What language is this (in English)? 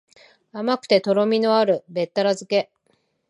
Japanese